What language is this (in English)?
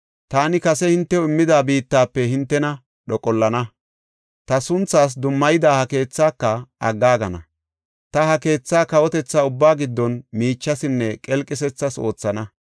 Gofa